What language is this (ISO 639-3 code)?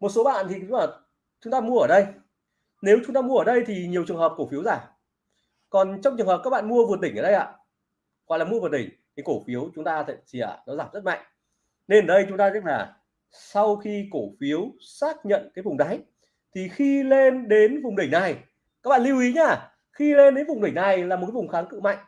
vie